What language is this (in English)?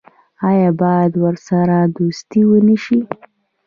Pashto